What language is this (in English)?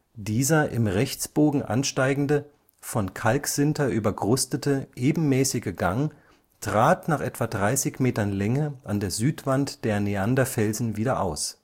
German